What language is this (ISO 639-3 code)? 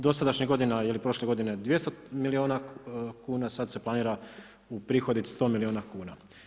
hrv